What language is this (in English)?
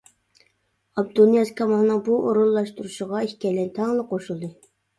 Uyghur